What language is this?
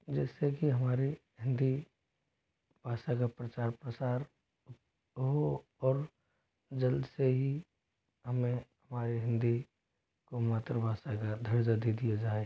Hindi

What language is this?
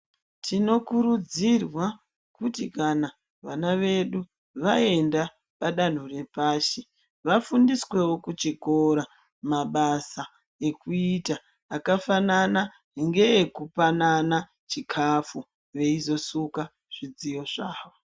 Ndau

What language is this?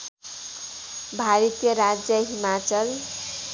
Nepali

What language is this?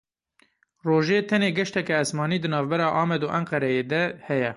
Kurdish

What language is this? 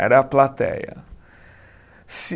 Portuguese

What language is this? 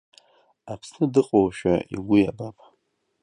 Abkhazian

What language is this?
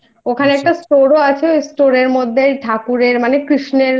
Bangla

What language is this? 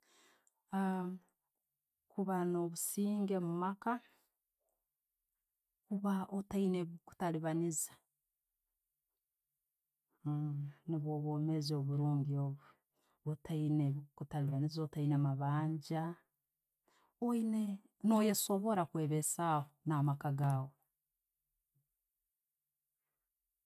Tooro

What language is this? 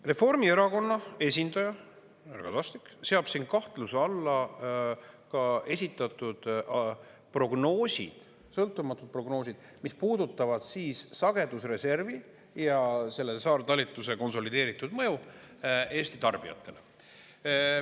Estonian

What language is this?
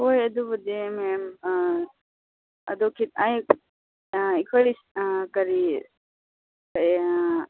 Manipuri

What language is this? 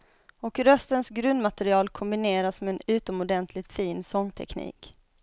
Swedish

